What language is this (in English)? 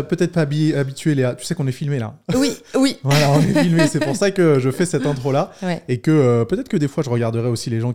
French